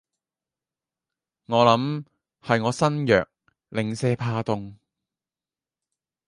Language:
Cantonese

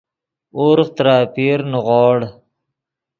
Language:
Yidgha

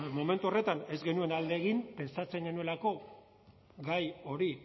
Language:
Basque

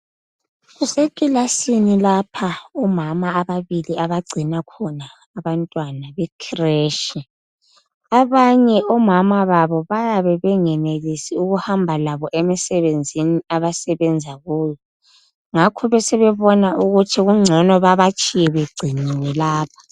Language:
North Ndebele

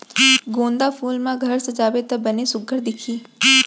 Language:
Chhattisgarhi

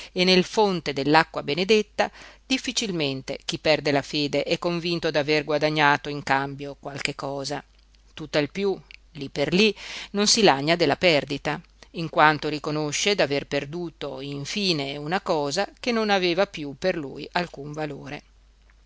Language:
Italian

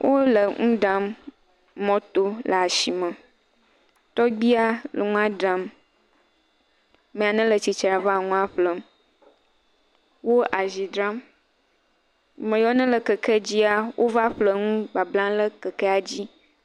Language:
Ewe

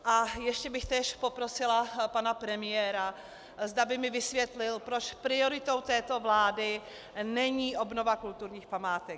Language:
Czech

